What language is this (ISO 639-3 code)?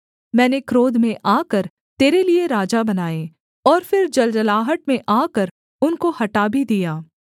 hin